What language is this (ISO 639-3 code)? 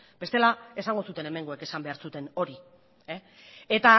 eus